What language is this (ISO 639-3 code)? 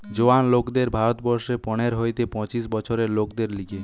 ben